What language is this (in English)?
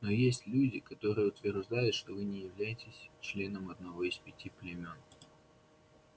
Russian